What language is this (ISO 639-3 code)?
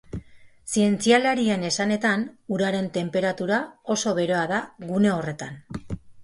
eus